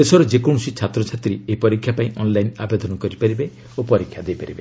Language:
Odia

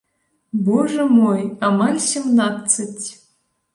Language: Belarusian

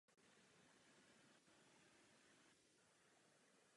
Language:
Czech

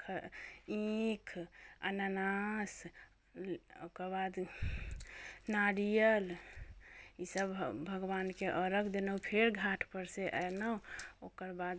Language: Maithili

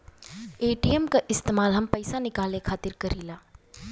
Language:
Bhojpuri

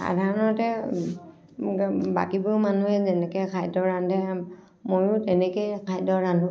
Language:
Assamese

